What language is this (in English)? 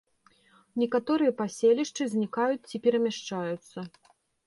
Belarusian